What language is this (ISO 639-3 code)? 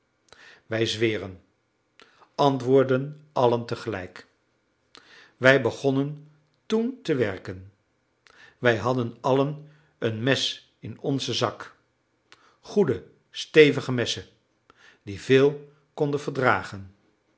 nld